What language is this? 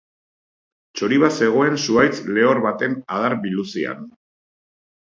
Basque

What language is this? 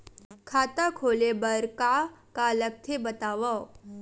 Chhattisgarhi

